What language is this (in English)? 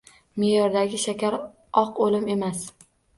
Uzbek